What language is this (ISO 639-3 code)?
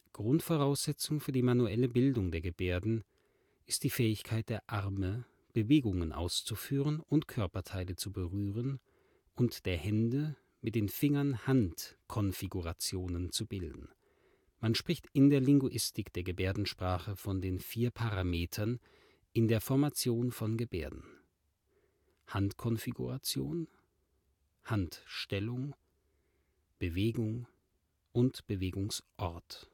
deu